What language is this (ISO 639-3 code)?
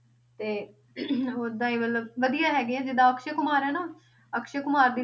pan